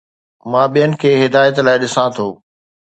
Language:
Sindhi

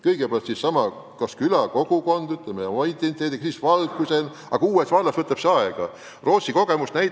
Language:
Estonian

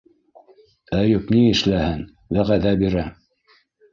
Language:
Bashkir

